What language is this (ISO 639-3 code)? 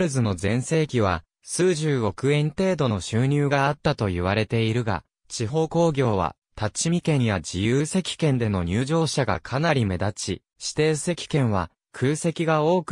jpn